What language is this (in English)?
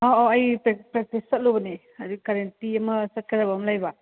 Manipuri